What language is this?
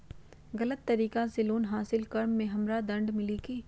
Magahi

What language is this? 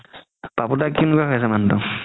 Assamese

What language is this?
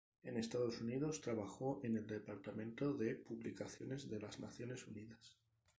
Spanish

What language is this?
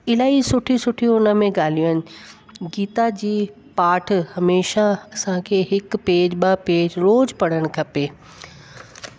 Sindhi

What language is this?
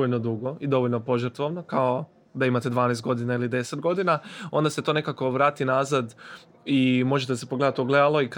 Croatian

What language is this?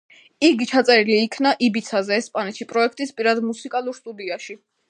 Georgian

